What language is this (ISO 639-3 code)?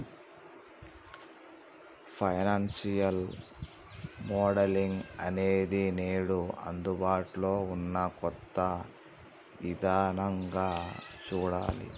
tel